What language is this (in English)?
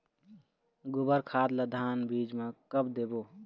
Chhattisgarhi